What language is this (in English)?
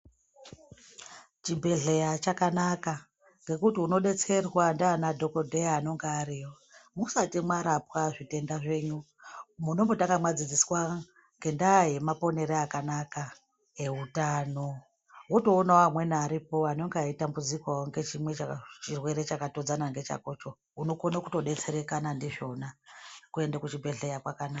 Ndau